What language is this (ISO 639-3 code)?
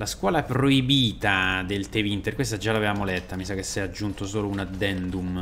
ita